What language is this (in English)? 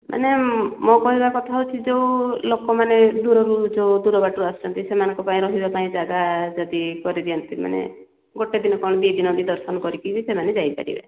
Odia